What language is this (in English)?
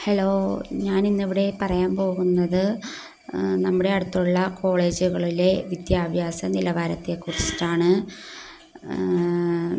Malayalam